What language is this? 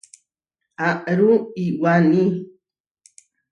Huarijio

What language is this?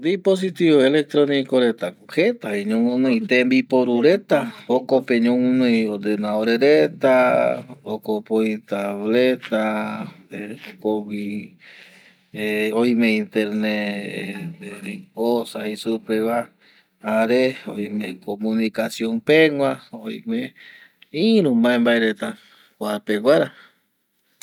Eastern Bolivian Guaraní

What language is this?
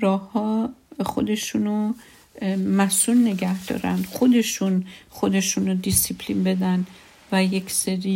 Persian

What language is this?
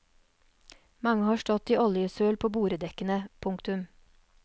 Norwegian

